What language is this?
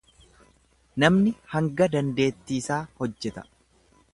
Oromo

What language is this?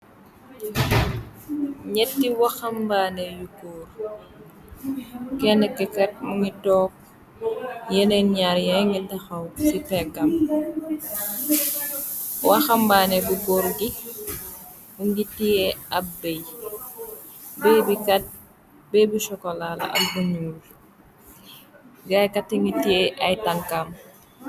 Wolof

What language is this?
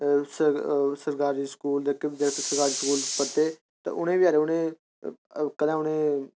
Dogri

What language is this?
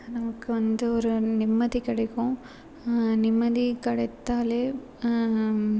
Tamil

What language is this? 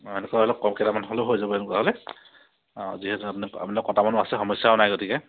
Assamese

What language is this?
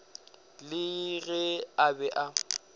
Northern Sotho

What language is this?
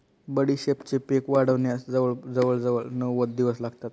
Marathi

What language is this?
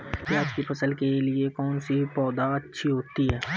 Hindi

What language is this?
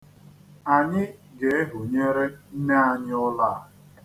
Igbo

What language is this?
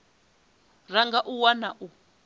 Venda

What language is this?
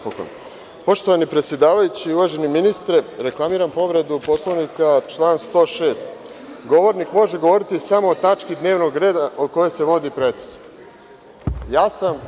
Serbian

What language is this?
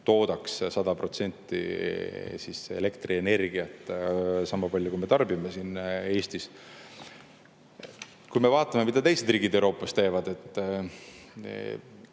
Estonian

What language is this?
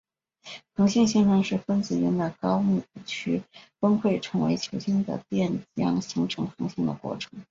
Chinese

